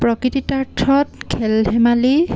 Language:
Assamese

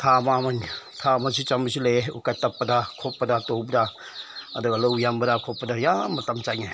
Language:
Manipuri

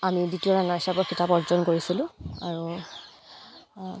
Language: Assamese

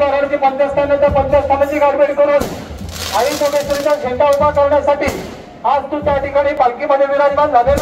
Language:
Hindi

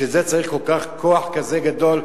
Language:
Hebrew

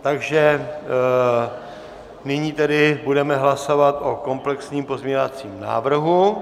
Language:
Czech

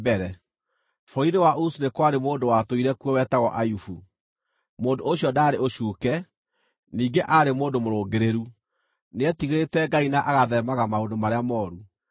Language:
Kikuyu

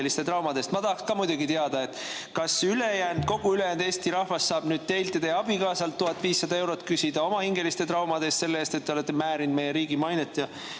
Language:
Estonian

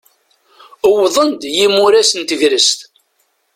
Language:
Kabyle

